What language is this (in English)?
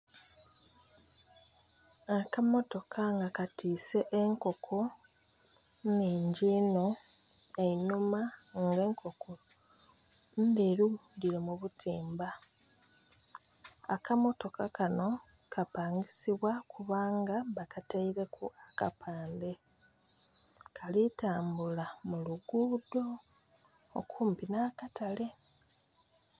Soga